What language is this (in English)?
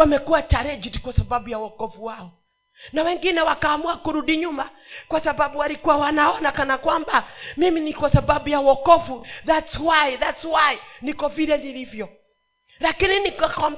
Swahili